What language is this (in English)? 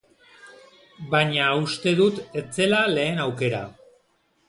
Basque